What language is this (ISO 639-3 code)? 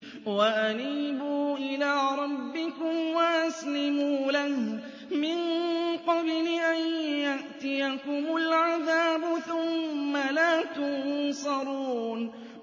ara